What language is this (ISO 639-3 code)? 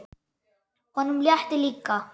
isl